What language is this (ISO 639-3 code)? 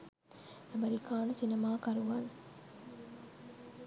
sin